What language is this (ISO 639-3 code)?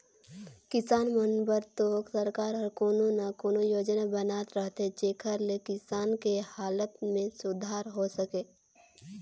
hne